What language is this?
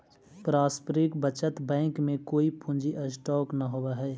Magahi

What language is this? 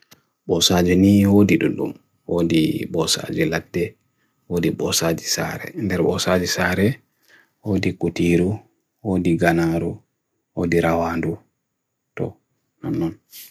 Bagirmi Fulfulde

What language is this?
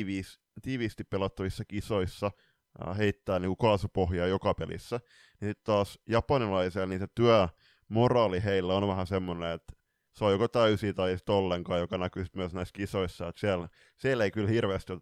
Finnish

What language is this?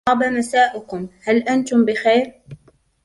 Arabic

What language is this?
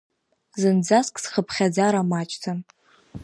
Abkhazian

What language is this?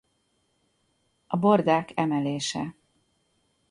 Hungarian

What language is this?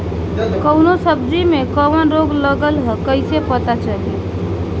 Bhojpuri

